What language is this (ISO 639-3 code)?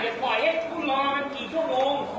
tha